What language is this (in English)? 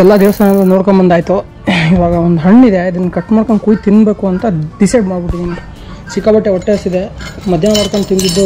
Kannada